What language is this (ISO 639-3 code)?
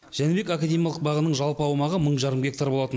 kaz